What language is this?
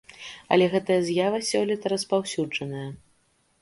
Belarusian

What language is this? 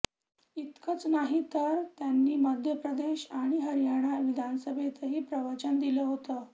Marathi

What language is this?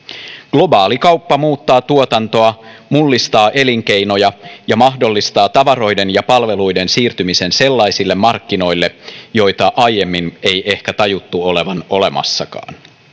Finnish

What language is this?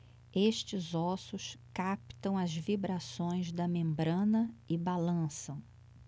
Portuguese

